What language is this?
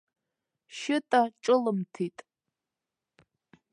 Abkhazian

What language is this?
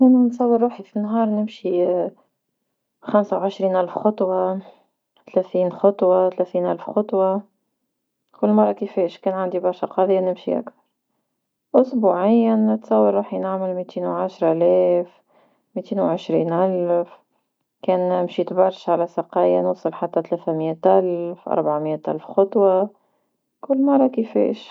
Tunisian Arabic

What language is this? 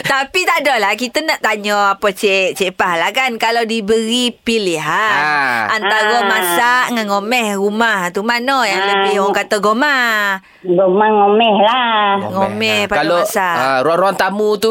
Malay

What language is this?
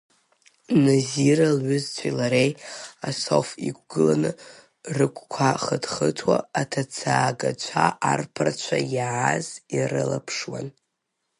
Abkhazian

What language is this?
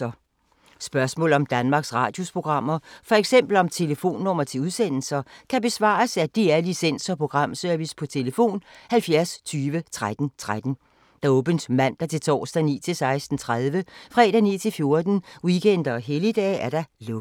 Danish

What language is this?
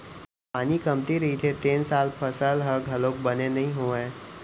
Chhattisgarhi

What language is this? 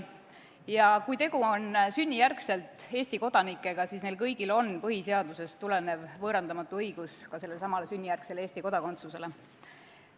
Estonian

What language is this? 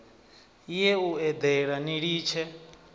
Venda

